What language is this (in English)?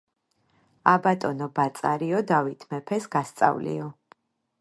Georgian